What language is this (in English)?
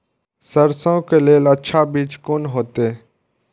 Maithili